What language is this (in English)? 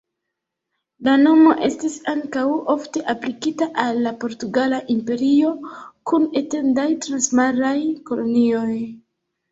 Esperanto